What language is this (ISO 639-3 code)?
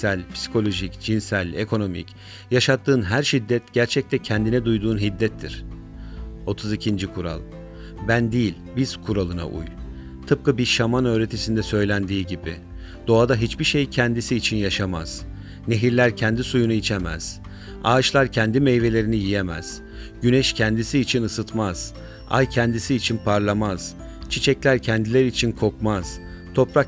tur